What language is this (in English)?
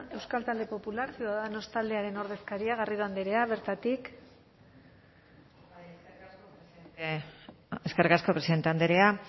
Basque